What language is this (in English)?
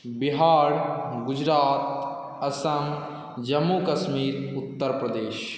Maithili